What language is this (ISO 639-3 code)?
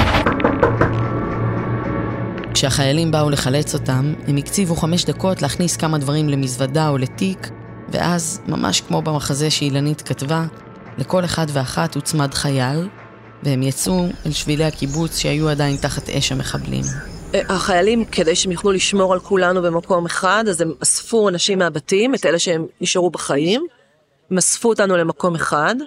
heb